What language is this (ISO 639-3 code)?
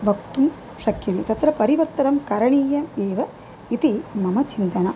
san